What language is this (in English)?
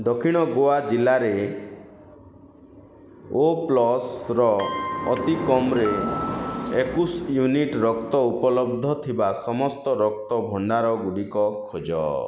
Odia